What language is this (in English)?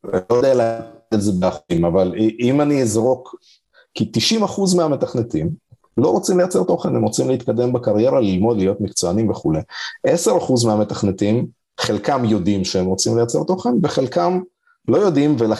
Hebrew